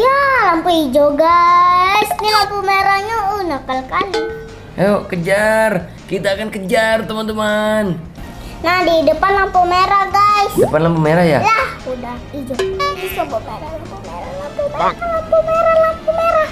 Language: Indonesian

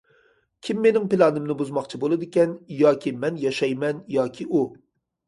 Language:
Uyghur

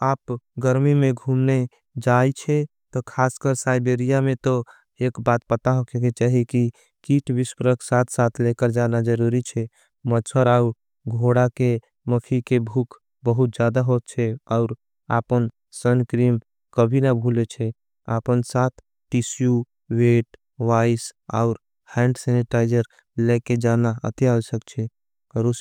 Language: Angika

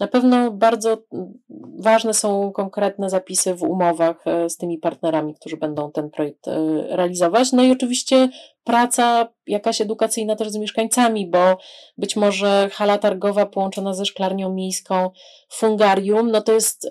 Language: Polish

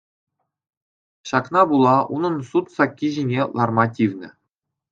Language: Chuvash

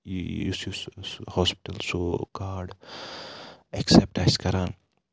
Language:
Kashmiri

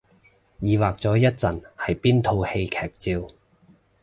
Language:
Cantonese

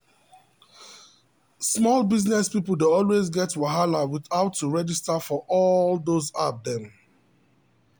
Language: Nigerian Pidgin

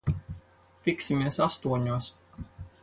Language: Latvian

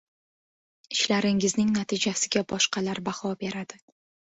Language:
Uzbek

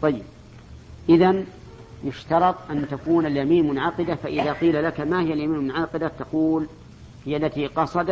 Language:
Arabic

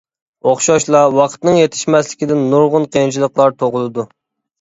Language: Uyghur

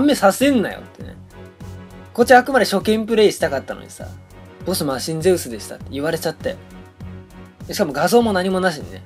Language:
Japanese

